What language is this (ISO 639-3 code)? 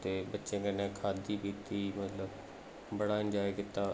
doi